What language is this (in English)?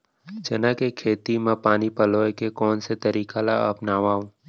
Chhattisgarhi